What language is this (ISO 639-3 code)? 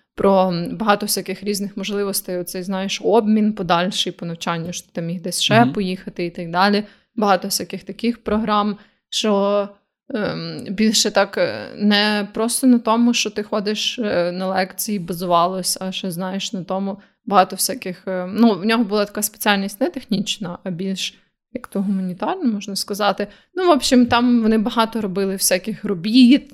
ukr